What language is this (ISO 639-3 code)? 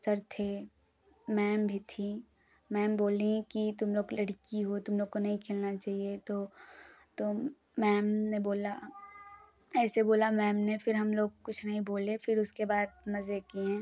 hin